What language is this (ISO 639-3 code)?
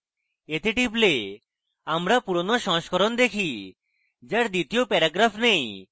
ben